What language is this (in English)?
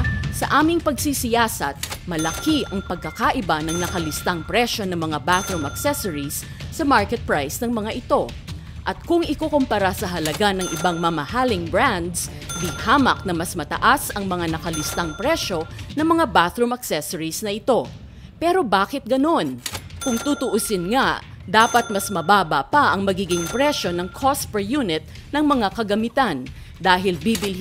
Filipino